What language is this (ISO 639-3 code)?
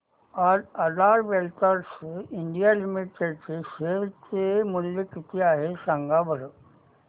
mar